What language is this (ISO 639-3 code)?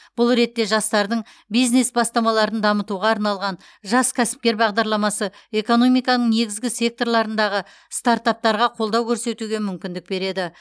kaz